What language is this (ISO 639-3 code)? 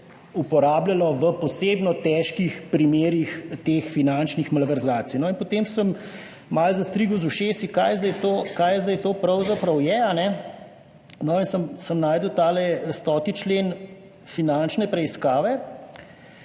slv